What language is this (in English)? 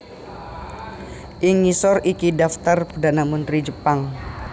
Javanese